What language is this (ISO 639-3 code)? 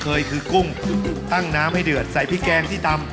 tha